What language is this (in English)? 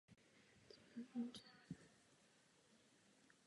Czech